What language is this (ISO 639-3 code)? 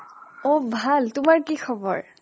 asm